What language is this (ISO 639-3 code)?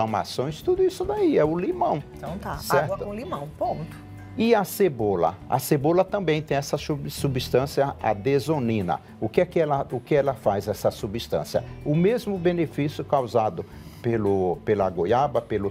por